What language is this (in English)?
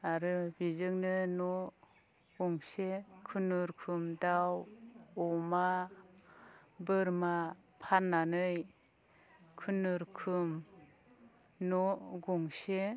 Bodo